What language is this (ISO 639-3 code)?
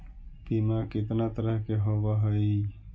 mag